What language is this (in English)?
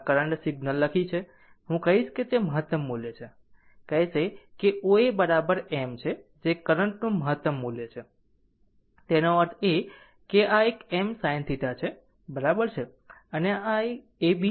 Gujarati